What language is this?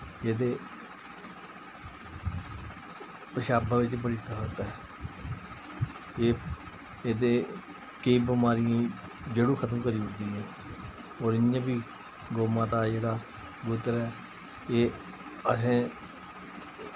Dogri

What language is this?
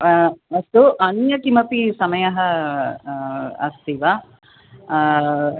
Sanskrit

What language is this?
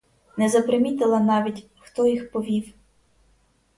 Ukrainian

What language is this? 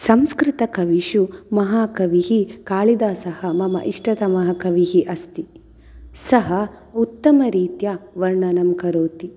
Sanskrit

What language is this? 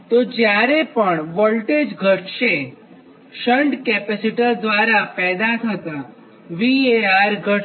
Gujarati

